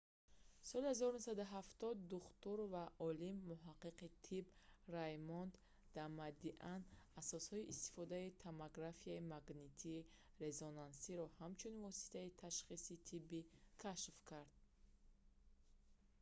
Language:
Tajik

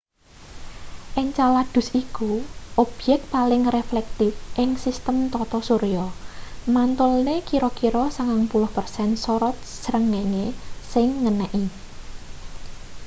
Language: Javanese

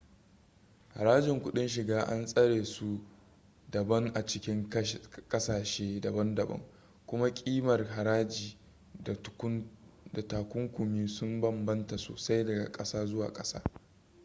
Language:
Hausa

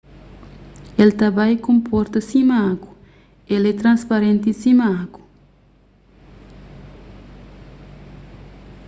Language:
Kabuverdianu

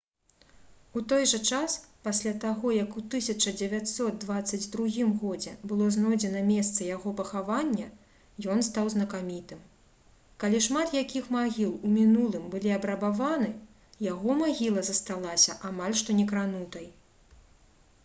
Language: Belarusian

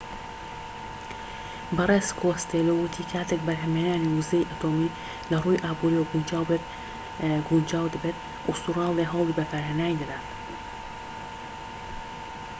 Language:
Central Kurdish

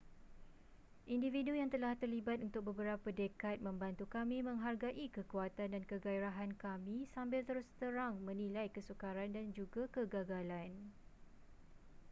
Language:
Malay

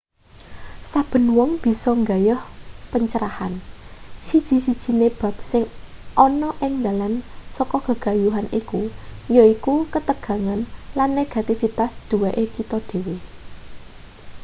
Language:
Javanese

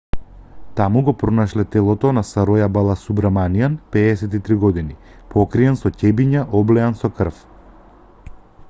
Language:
Macedonian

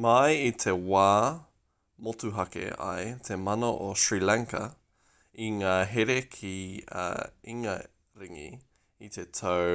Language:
Māori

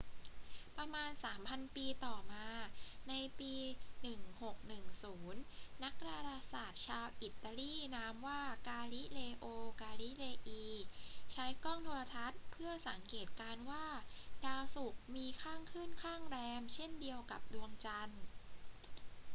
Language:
Thai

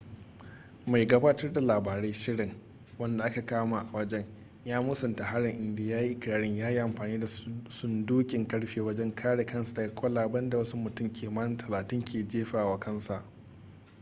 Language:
Hausa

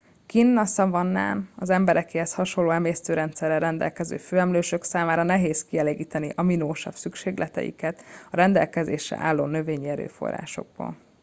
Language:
Hungarian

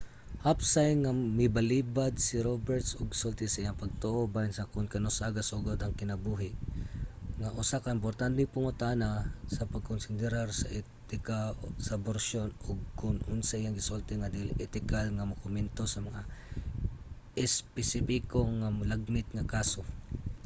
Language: Cebuano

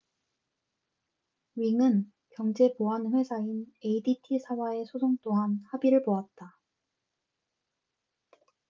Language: Korean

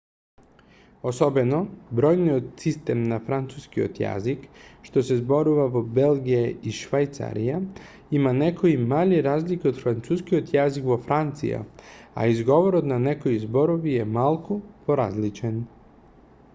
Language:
Macedonian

